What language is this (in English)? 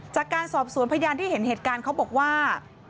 Thai